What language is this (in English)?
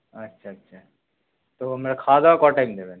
Bangla